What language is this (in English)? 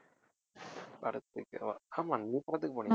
Tamil